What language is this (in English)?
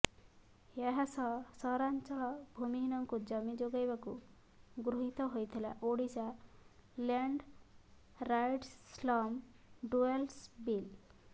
Odia